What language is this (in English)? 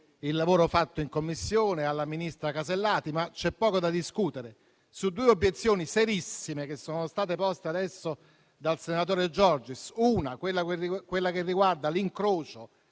Italian